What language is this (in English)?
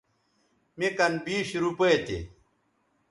Bateri